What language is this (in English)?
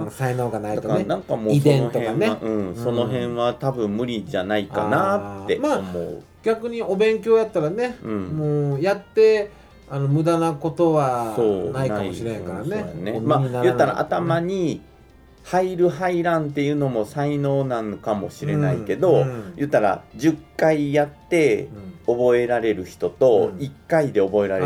Japanese